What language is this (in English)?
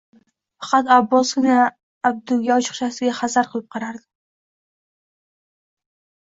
Uzbek